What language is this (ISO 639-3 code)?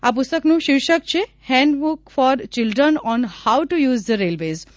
guj